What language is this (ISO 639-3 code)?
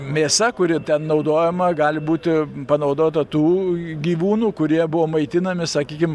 lit